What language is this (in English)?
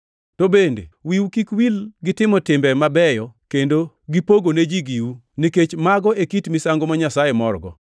Luo (Kenya and Tanzania)